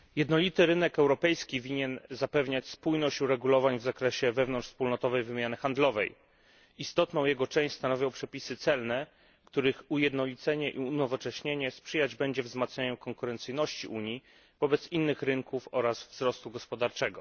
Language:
Polish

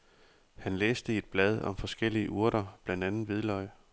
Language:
Danish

